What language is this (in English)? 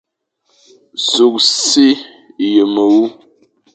Fang